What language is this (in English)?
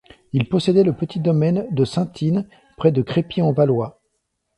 French